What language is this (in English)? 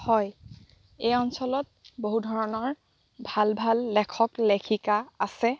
Assamese